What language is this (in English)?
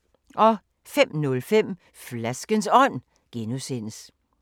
Danish